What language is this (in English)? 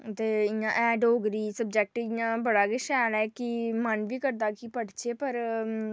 Dogri